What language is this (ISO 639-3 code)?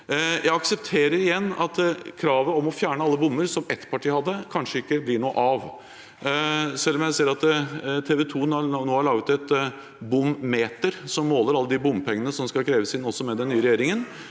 nor